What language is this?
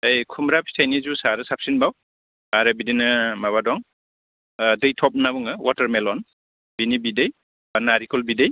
Bodo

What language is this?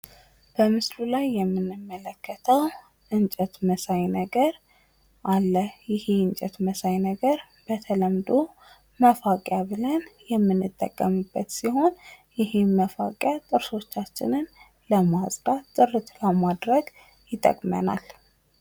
Amharic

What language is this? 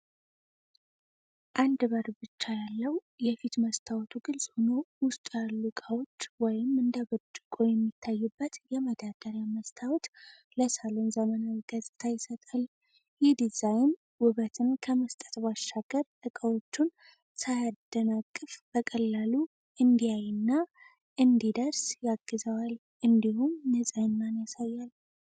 Amharic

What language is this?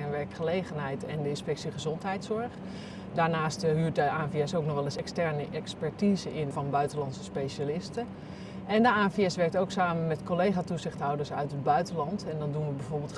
Dutch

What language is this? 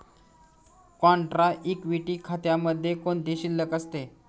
Marathi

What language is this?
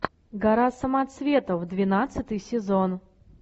Russian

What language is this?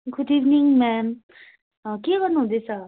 Nepali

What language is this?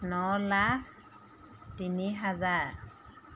Assamese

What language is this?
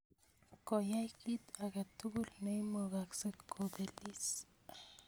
Kalenjin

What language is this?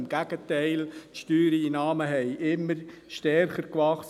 Swiss German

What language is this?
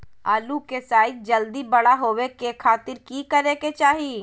Magahi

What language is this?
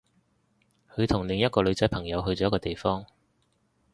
Cantonese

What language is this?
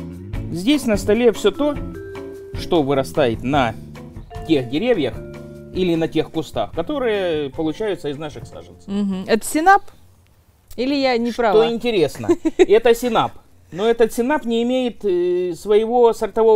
Russian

